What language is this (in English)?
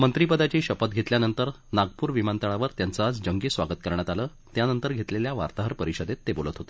Marathi